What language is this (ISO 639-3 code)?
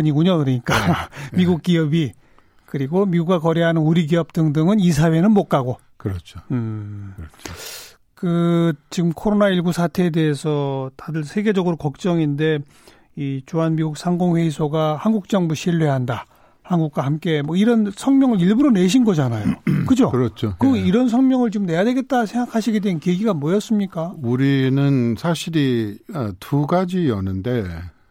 kor